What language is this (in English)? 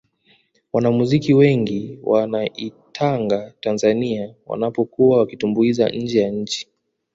Swahili